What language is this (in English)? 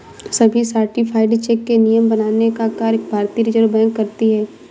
Hindi